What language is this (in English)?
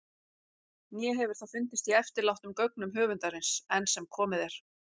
Icelandic